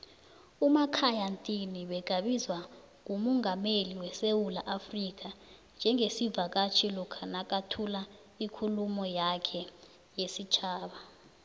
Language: South Ndebele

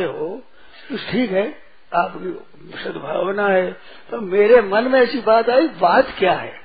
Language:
Hindi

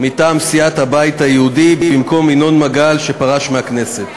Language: Hebrew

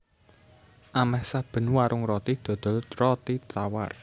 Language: Javanese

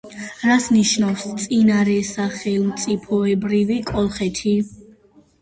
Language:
Georgian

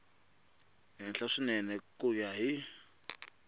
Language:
Tsonga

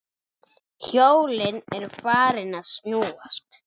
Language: Icelandic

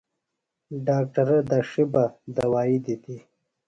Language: Phalura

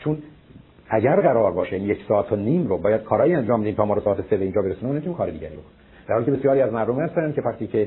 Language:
Persian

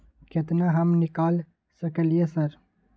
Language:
Maithili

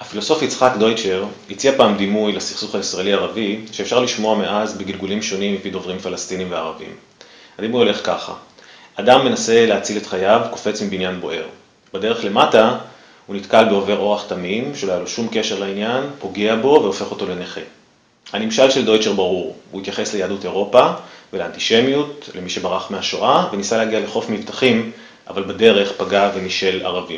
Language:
Hebrew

